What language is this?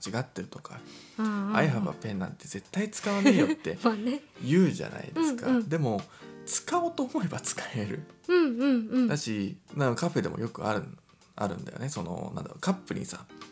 Japanese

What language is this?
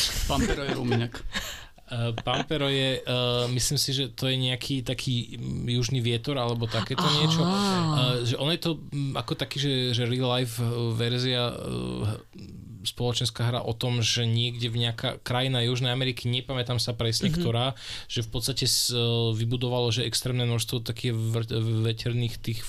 Slovak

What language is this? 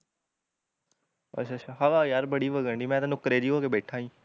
Punjabi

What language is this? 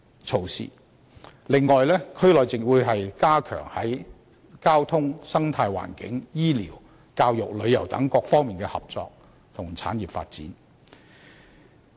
Cantonese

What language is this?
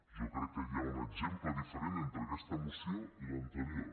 Catalan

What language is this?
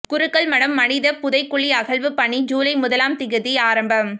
Tamil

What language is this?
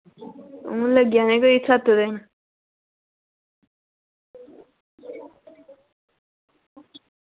Dogri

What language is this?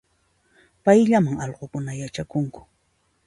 Puno Quechua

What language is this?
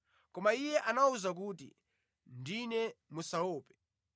Nyanja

